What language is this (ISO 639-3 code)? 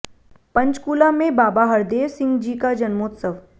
hin